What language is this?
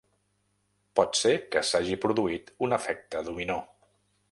Catalan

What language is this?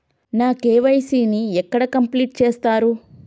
Telugu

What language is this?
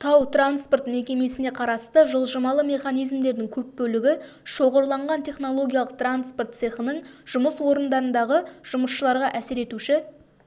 Kazakh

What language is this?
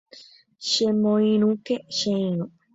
Guarani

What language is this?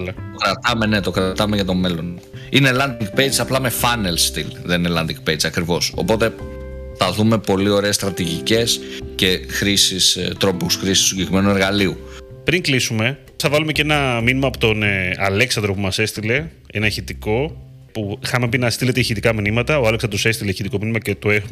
Greek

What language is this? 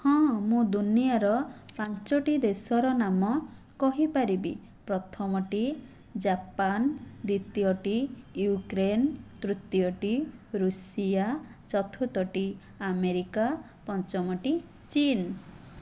Odia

